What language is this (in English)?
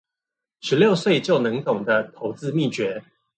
Chinese